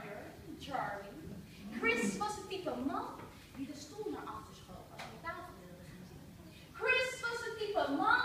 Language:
Dutch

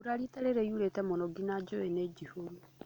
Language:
Kikuyu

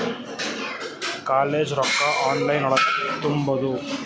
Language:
Kannada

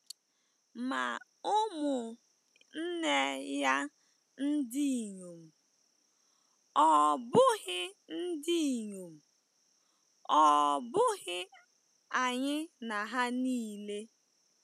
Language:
Igbo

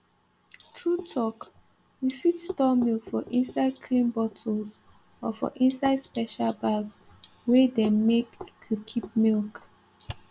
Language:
Nigerian Pidgin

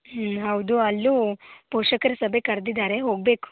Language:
Kannada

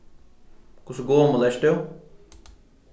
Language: Faroese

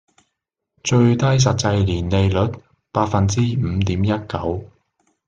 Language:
Cantonese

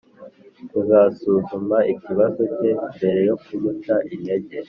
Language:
Kinyarwanda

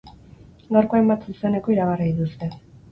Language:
Basque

